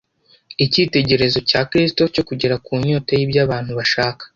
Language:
Kinyarwanda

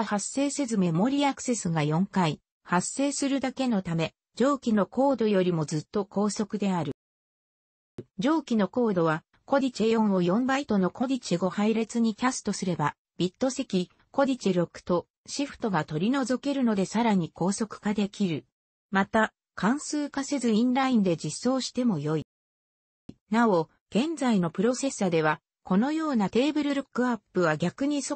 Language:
Japanese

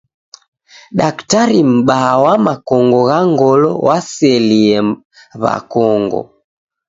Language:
Taita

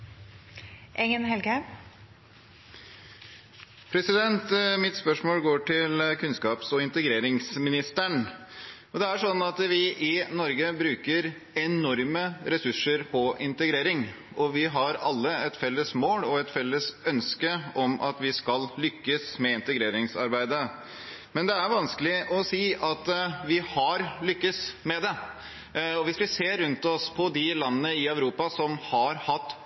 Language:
Norwegian Bokmål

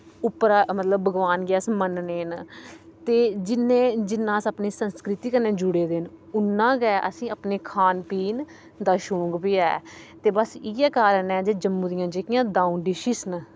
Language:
Dogri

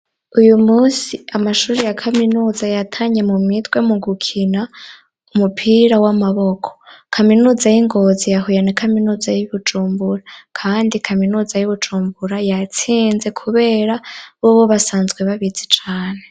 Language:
Rundi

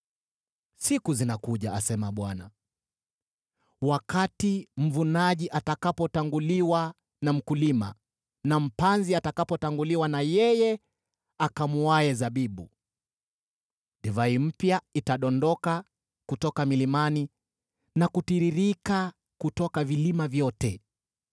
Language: Swahili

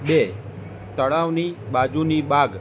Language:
Gujarati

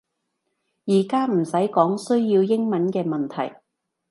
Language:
Cantonese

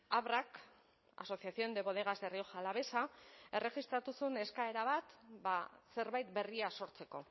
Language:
Basque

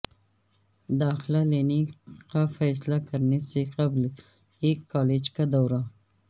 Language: Urdu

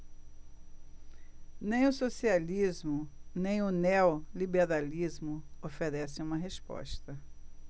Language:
Portuguese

